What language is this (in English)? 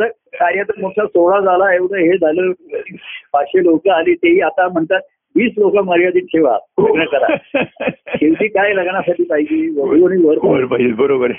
Marathi